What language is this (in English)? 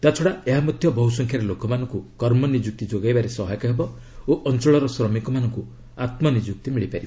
Odia